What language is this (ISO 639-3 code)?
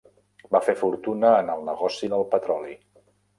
cat